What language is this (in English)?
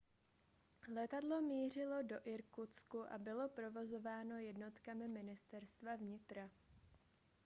Czech